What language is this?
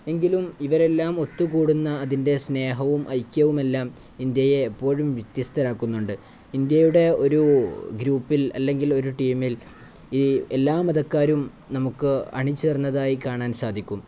Malayalam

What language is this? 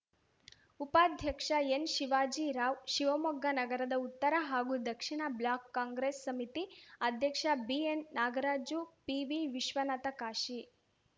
Kannada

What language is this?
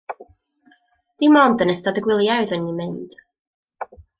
Welsh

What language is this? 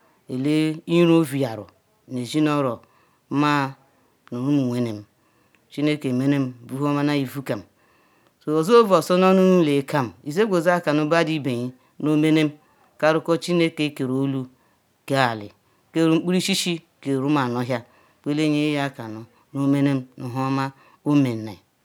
Ikwere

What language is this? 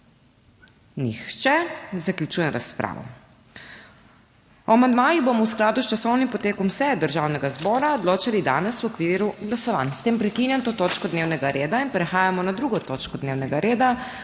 Slovenian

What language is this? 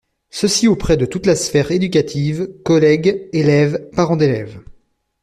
French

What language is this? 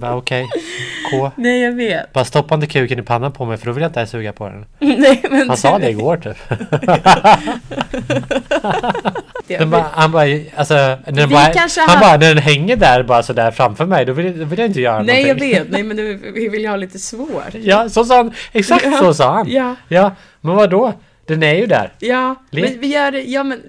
Swedish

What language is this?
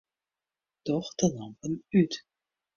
Western Frisian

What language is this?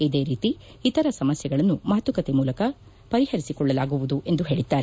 Kannada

